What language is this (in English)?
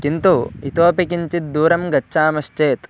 Sanskrit